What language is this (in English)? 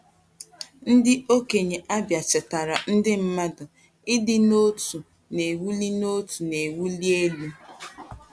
Igbo